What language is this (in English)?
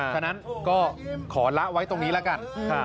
Thai